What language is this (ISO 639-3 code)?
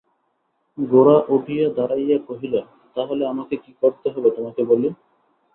ben